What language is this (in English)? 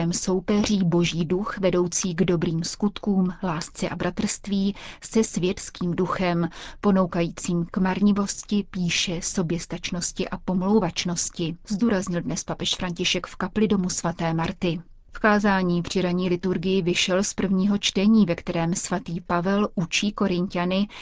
Czech